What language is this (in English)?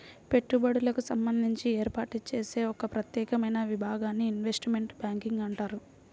Telugu